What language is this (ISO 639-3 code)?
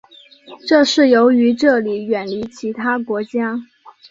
zho